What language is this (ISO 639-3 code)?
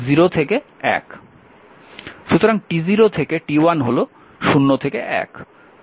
ben